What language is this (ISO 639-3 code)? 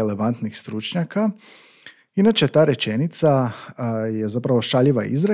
hrv